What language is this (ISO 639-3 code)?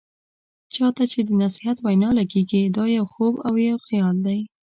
pus